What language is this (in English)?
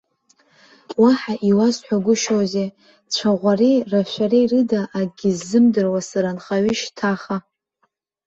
Abkhazian